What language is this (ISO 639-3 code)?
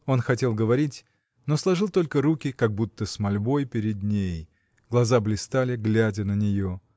rus